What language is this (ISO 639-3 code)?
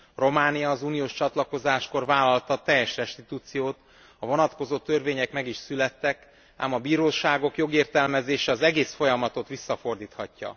hun